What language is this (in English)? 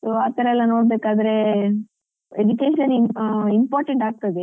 Kannada